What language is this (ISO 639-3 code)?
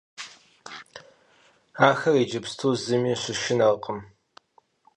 kbd